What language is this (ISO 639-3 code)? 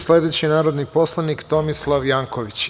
srp